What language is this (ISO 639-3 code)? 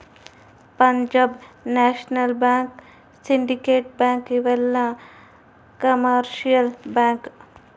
kan